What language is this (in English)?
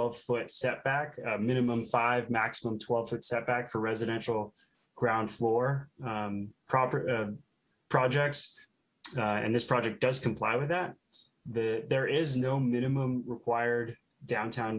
English